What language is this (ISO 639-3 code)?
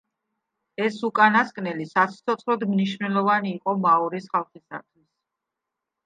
kat